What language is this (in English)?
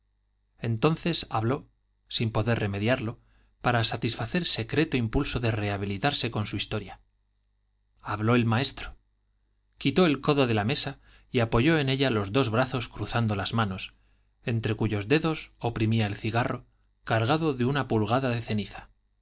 Spanish